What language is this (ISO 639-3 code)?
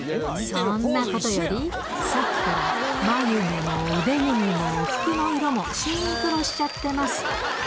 jpn